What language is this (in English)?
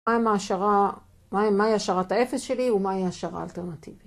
Hebrew